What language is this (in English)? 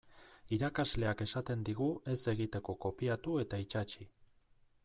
Basque